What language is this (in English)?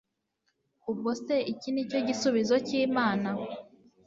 Kinyarwanda